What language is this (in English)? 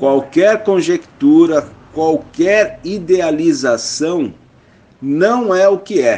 Portuguese